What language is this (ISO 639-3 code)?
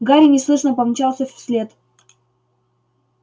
rus